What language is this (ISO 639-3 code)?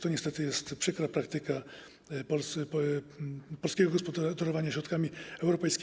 pol